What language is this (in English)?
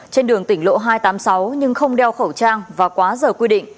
Vietnamese